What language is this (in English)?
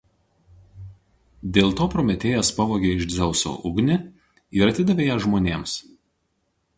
Lithuanian